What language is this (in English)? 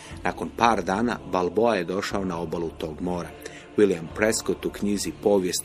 Croatian